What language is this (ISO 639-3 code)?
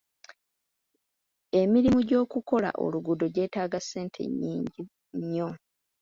lug